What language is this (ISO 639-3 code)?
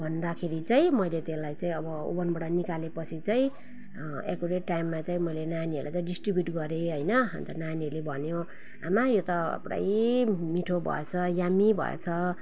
nep